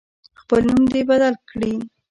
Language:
Pashto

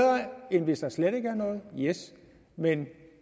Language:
Danish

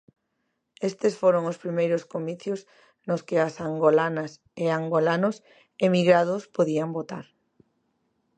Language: Galician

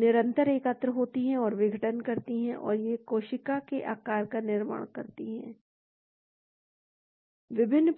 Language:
Hindi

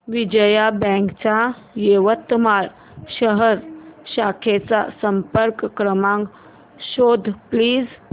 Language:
Marathi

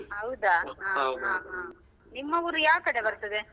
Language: Kannada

